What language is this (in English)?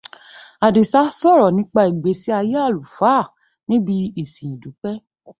Yoruba